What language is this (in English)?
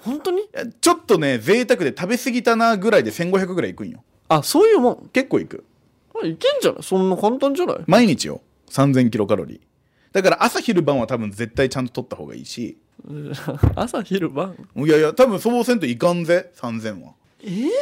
Japanese